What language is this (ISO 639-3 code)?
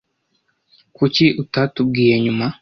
kin